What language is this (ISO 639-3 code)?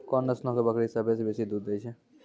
mai